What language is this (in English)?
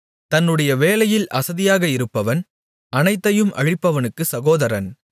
Tamil